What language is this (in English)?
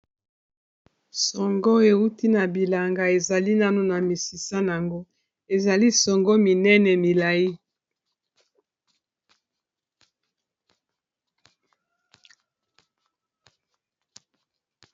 Lingala